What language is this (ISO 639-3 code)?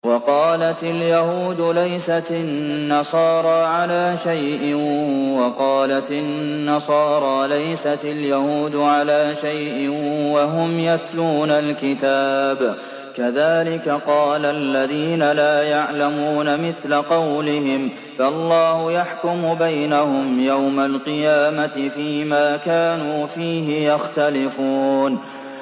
ara